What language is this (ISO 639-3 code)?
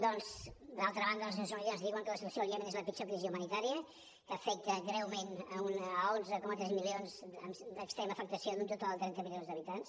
cat